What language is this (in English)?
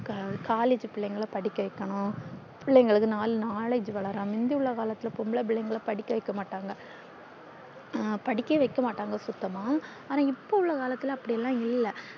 Tamil